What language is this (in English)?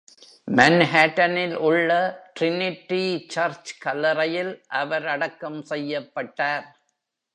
Tamil